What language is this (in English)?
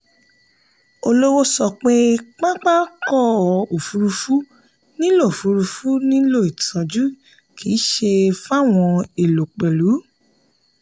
Yoruba